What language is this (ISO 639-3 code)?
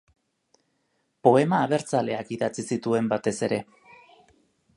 eus